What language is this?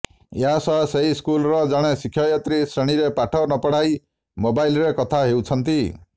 Odia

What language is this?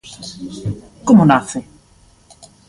Galician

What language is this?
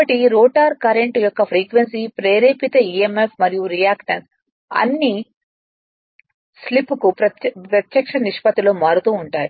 Telugu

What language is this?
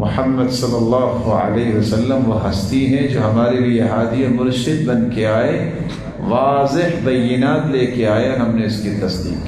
Arabic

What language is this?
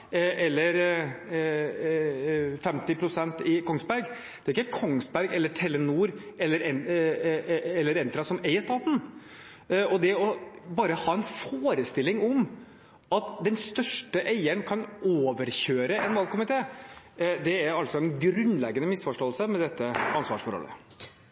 Norwegian Bokmål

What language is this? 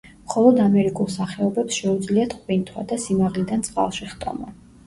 Georgian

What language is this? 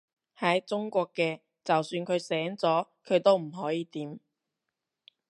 Cantonese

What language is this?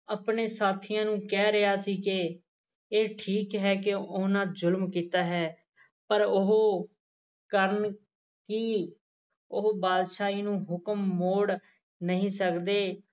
Punjabi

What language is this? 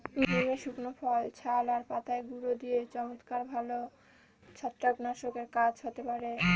Bangla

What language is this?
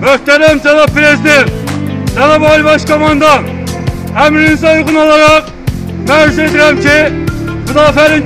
Turkish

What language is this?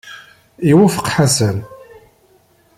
Kabyle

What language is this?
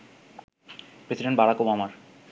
Bangla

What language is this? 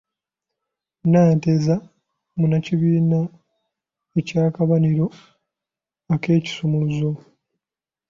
Ganda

